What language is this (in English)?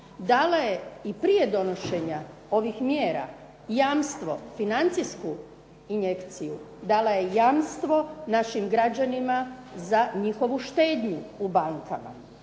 Croatian